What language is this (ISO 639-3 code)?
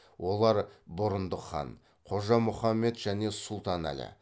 kaz